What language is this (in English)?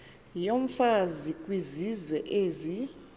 Xhosa